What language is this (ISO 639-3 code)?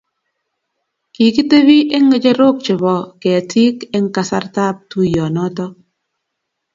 kln